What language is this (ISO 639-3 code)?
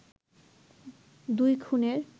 ben